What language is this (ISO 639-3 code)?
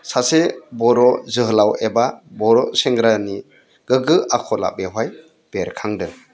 brx